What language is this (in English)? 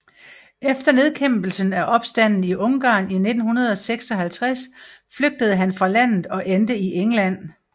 Danish